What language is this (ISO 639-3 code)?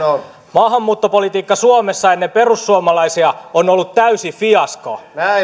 fin